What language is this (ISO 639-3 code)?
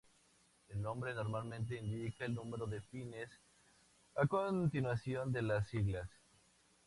spa